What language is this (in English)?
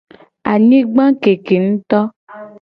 Gen